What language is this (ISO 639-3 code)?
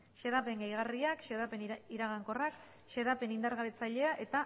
eus